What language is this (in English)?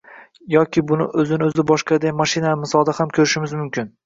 Uzbek